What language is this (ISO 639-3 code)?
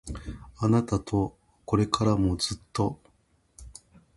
jpn